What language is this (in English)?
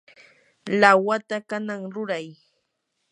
Yanahuanca Pasco Quechua